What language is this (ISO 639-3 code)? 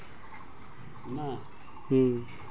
mag